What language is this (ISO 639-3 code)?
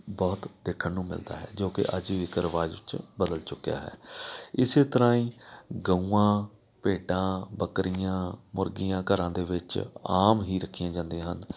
pan